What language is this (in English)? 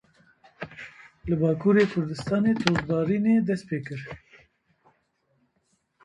Kurdish